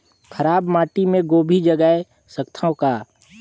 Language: Chhattisgarhi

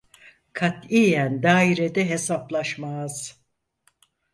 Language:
Turkish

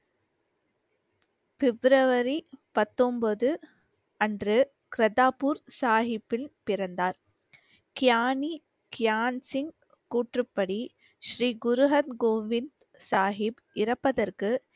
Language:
Tamil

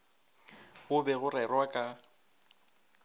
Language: Northern Sotho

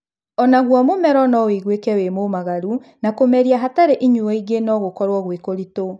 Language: Kikuyu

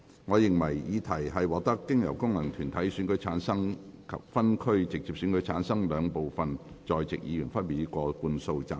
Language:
Cantonese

